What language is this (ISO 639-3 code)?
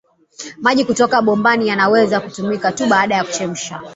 swa